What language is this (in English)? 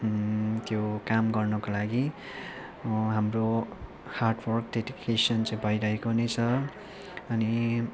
Nepali